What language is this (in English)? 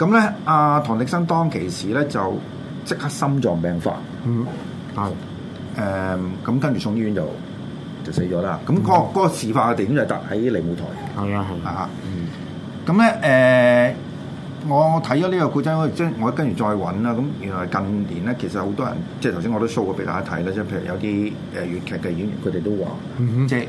Chinese